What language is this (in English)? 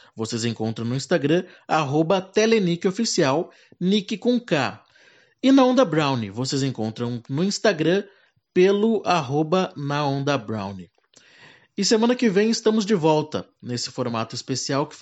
Portuguese